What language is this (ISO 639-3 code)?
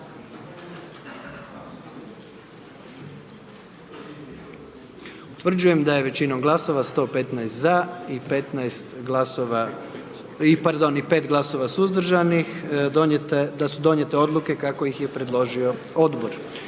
hrv